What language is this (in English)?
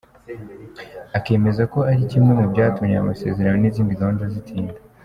Kinyarwanda